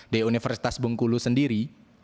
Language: Indonesian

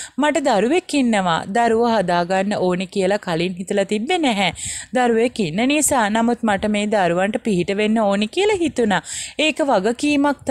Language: Hindi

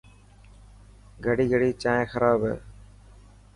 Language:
Dhatki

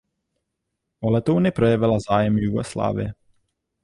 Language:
Czech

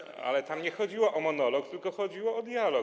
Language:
Polish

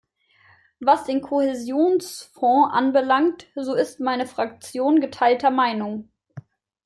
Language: German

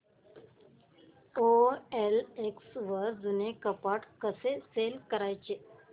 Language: Marathi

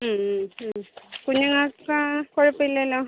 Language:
Malayalam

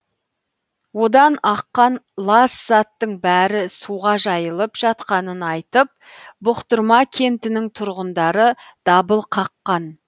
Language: Kazakh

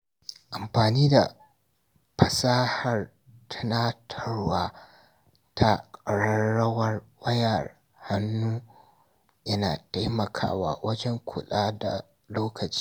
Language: Hausa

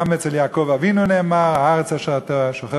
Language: Hebrew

